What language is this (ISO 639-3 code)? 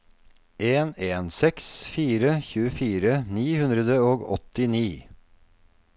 nor